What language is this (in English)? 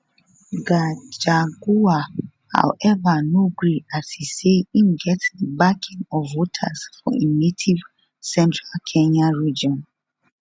Nigerian Pidgin